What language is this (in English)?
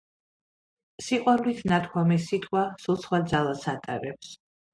Georgian